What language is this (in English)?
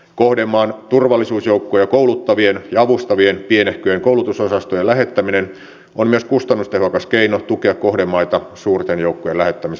Finnish